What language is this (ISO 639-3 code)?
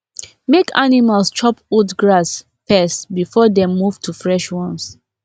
pcm